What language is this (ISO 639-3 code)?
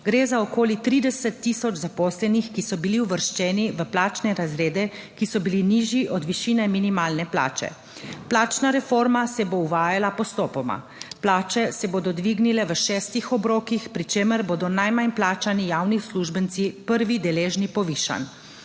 slv